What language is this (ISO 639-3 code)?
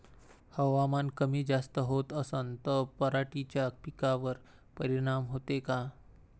mar